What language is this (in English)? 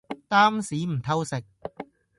Cantonese